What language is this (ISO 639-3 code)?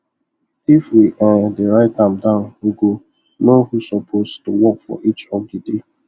pcm